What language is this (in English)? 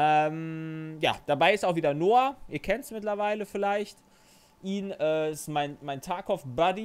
German